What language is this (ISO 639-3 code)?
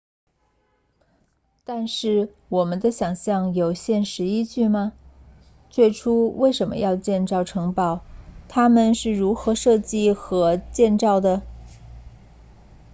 zho